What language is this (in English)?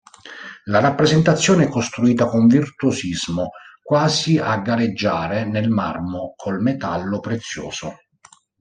Italian